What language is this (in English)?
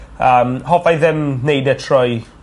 Welsh